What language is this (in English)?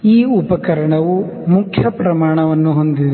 Kannada